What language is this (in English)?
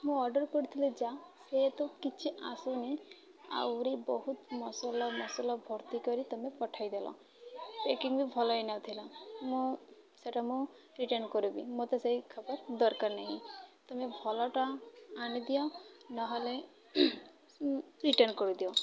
Odia